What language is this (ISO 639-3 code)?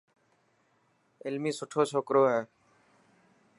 mki